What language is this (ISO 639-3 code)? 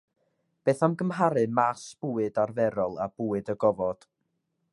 cym